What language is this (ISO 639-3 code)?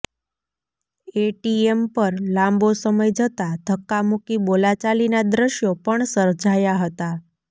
guj